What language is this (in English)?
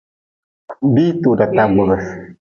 Nawdm